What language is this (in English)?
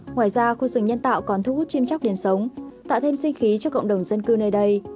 Vietnamese